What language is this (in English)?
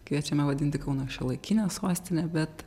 Lithuanian